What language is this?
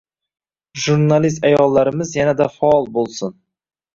Uzbek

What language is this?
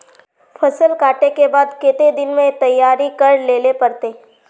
Magahi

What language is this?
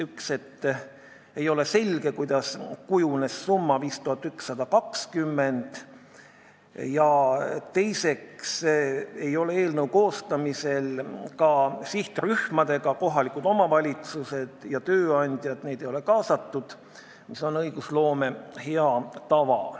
Estonian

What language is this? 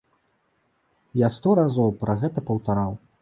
Belarusian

